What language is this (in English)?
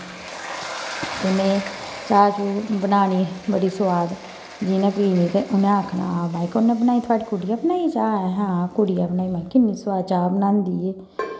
Dogri